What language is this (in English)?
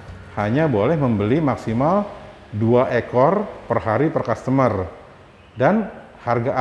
Indonesian